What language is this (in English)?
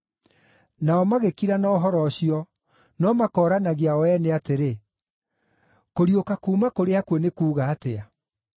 Kikuyu